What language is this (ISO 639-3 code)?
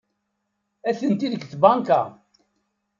kab